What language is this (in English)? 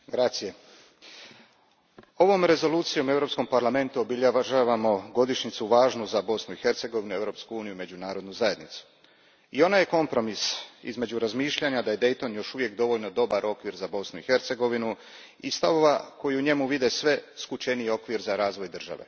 Croatian